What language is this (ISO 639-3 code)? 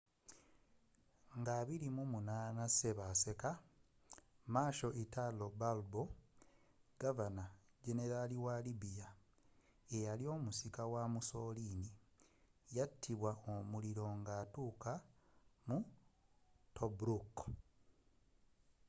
lug